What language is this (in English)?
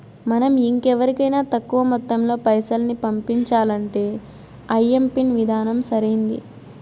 Telugu